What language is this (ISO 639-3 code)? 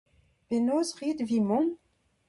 bre